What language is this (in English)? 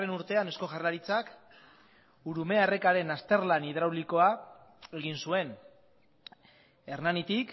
Basque